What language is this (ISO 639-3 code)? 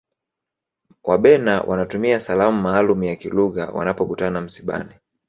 swa